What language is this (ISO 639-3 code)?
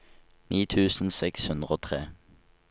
nor